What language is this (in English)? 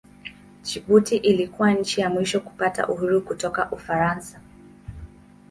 Swahili